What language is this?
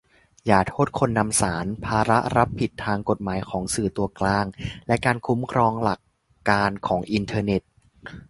Thai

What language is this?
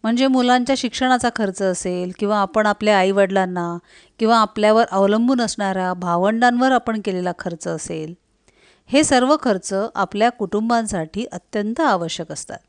Marathi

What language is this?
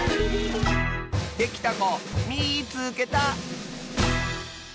Japanese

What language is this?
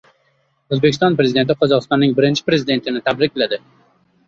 Uzbek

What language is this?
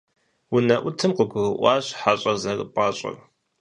Kabardian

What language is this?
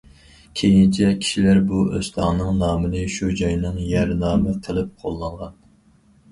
Uyghur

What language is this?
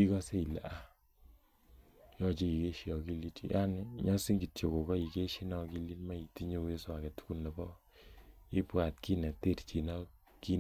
Kalenjin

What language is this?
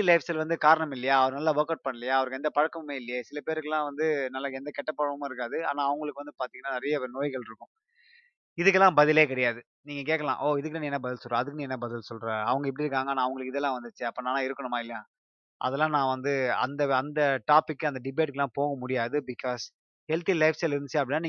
Tamil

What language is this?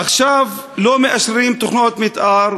Hebrew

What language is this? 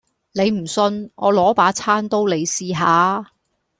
Cantonese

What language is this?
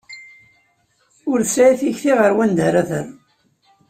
Kabyle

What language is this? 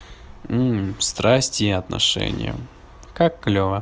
Russian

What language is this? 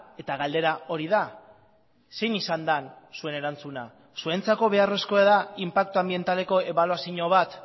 Basque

